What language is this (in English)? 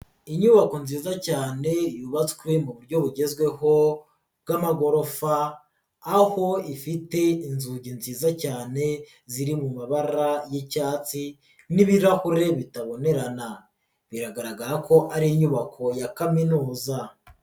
Kinyarwanda